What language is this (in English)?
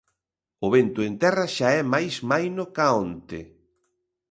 Galician